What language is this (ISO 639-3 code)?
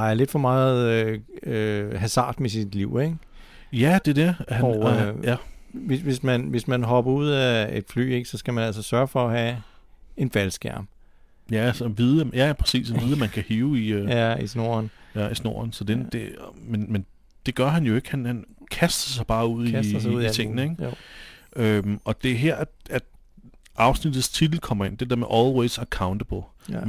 dan